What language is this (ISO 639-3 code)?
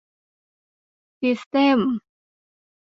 tha